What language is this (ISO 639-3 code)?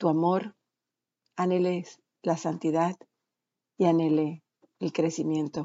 spa